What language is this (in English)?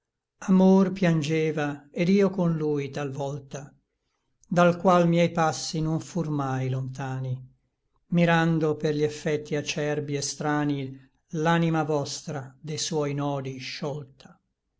Italian